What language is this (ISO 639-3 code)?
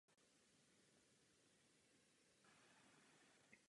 ces